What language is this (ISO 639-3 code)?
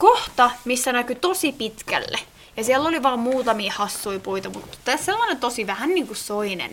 fin